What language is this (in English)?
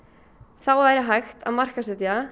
Icelandic